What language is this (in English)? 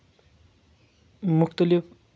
Kashmiri